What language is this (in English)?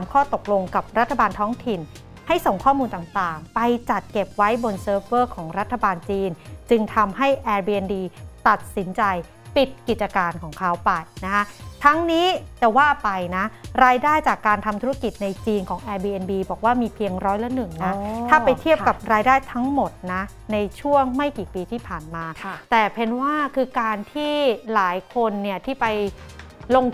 Thai